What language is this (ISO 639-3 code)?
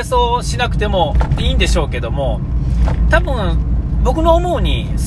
jpn